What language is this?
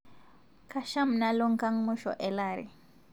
Masai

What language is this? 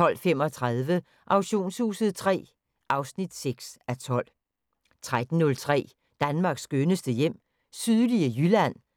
Danish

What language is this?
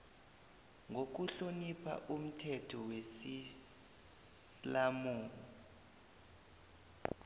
South Ndebele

